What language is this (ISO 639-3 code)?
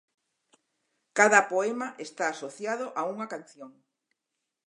glg